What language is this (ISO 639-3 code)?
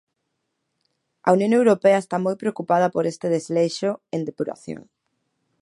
glg